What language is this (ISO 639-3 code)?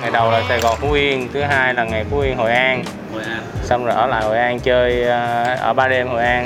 vie